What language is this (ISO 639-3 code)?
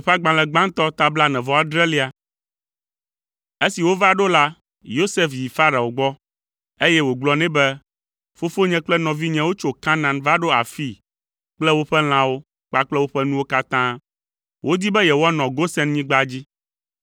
ewe